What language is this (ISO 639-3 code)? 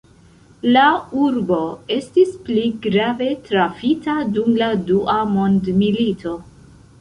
epo